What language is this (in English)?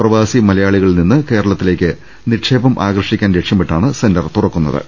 Malayalam